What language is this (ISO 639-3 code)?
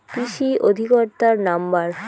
ben